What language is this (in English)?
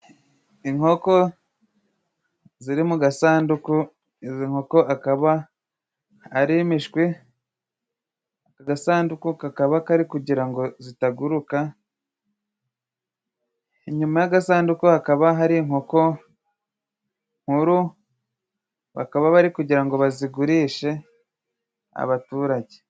Kinyarwanda